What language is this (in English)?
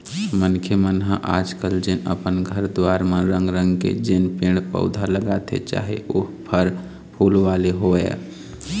Chhattisgarhi